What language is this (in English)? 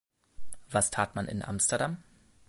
German